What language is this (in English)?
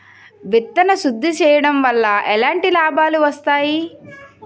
Telugu